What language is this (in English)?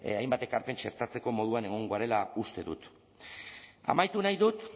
Basque